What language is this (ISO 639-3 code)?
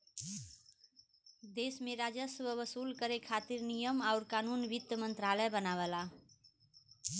bho